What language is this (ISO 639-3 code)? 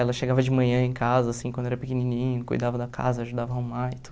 por